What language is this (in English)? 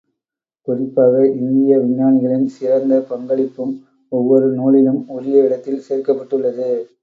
Tamil